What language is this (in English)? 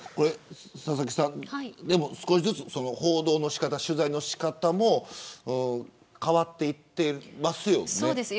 Japanese